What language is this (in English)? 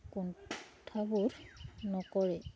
Assamese